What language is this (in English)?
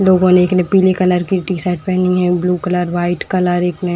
Hindi